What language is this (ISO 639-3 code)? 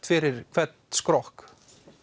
isl